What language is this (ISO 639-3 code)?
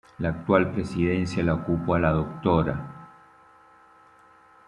spa